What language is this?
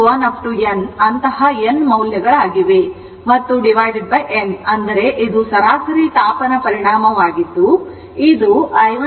Kannada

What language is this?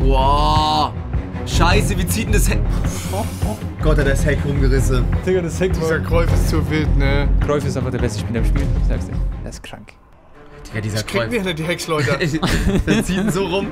German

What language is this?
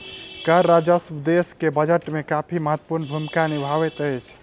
Maithili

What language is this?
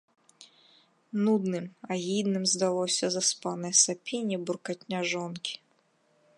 Belarusian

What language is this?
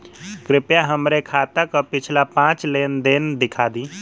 Bhojpuri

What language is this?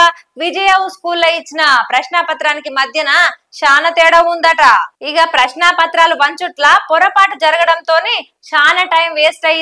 Telugu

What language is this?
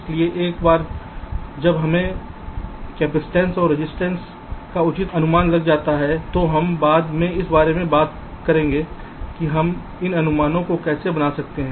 Hindi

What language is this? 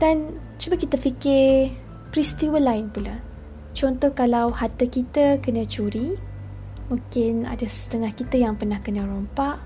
Malay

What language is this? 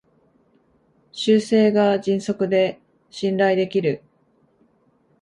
Japanese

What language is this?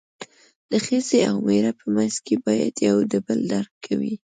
Pashto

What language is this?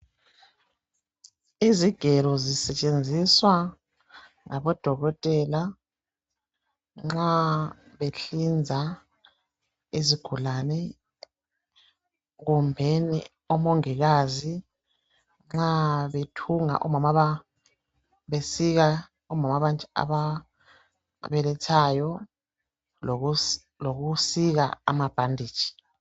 North Ndebele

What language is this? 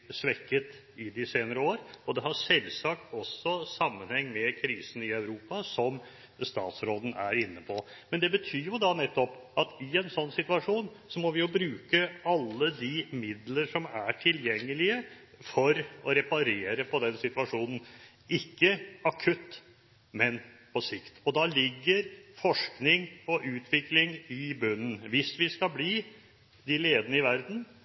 Norwegian Bokmål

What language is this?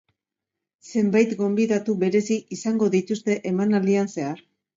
Basque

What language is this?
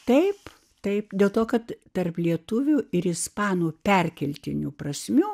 Lithuanian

